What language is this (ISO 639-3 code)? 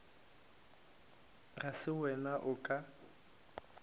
nso